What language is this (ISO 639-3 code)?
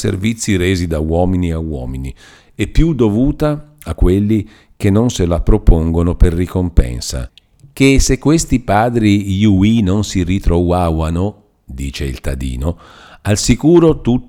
ita